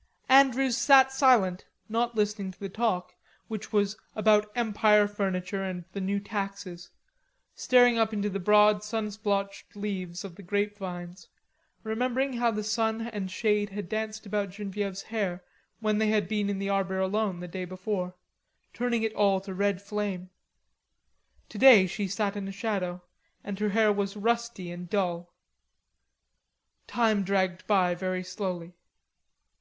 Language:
English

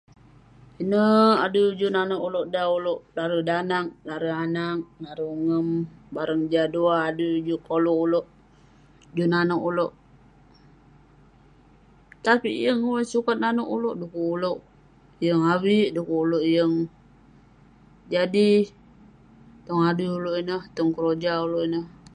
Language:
Western Penan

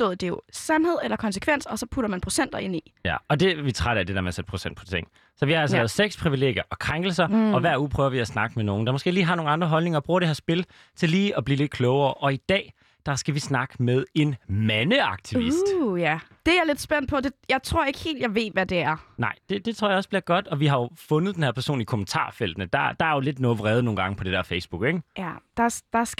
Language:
Danish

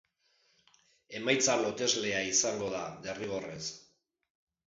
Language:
Basque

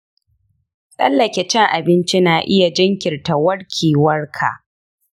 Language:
Hausa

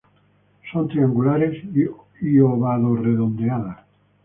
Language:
Spanish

